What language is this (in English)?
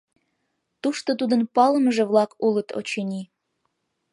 Mari